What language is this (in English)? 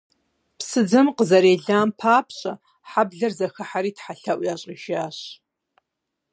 Kabardian